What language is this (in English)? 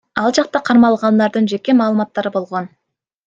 Kyrgyz